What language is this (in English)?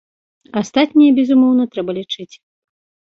Belarusian